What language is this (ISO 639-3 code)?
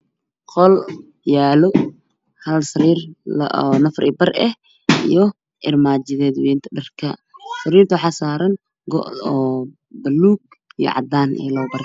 som